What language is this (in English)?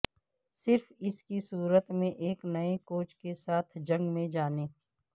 Urdu